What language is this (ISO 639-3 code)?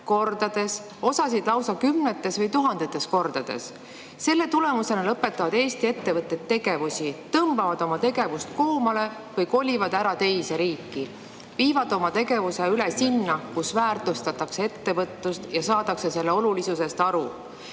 est